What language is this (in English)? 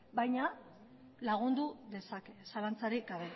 Basque